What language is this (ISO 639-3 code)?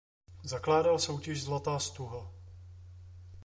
ces